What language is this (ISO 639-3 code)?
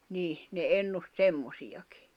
fin